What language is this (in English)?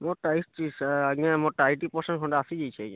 Odia